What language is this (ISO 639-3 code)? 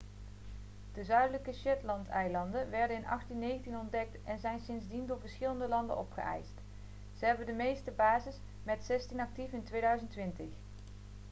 nld